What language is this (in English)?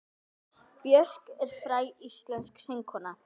Icelandic